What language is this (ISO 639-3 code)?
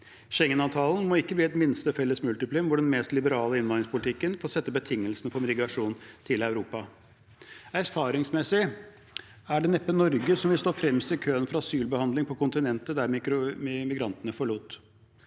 nor